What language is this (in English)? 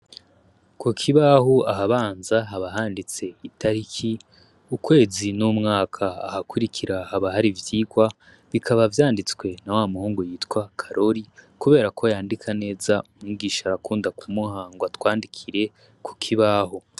Rundi